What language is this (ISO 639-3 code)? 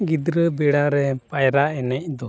sat